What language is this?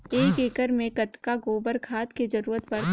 Chhattisgarhi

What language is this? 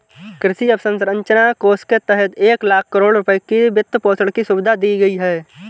Hindi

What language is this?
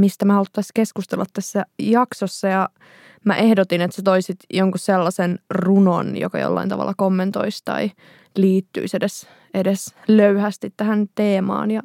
Finnish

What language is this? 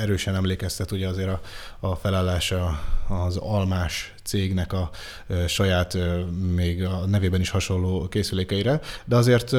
Hungarian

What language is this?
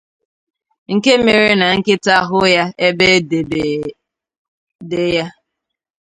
Igbo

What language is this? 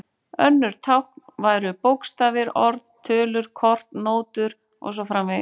Icelandic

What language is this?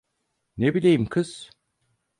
Turkish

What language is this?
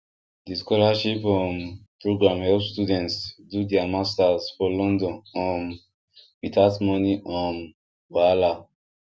Nigerian Pidgin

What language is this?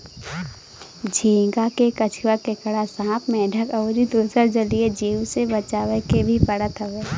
Bhojpuri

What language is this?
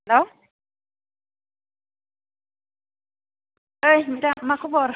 Bodo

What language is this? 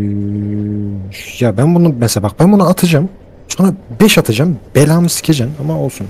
Turkish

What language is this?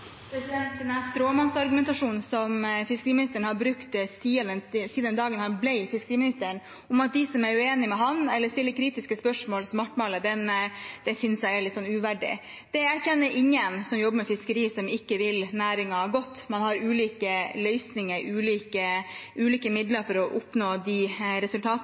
Norwegian Bokmål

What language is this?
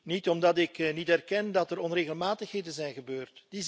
Dutch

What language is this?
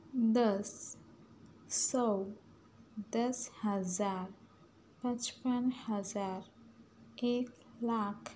Urdu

